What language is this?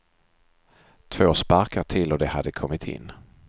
Swedish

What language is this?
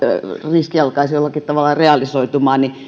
Finnish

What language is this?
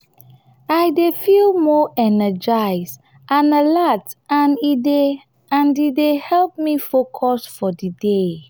Nigerian Pidgin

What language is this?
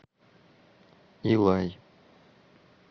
Russian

